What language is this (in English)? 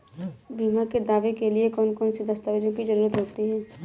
Hindi